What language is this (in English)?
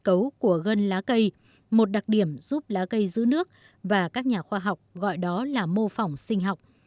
Vietnamese